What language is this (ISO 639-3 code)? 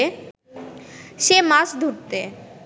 ben